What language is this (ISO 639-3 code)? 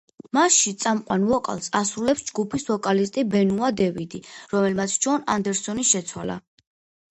kat